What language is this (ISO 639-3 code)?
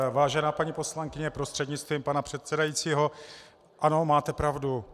ces